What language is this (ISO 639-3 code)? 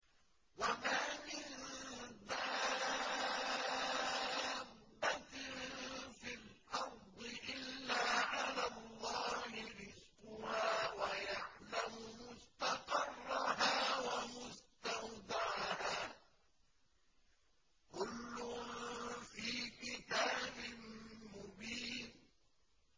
ara